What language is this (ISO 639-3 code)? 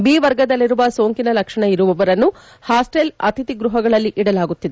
kan